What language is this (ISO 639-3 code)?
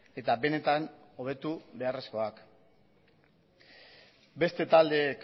eus